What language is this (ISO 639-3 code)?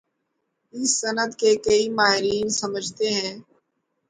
urd